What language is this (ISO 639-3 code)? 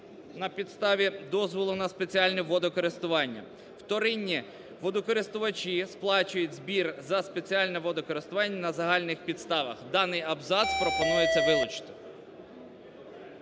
ukr